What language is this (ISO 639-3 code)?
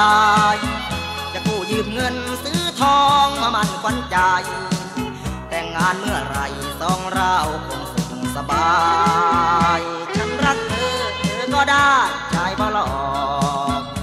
tha